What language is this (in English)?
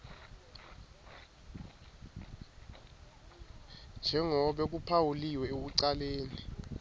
Swati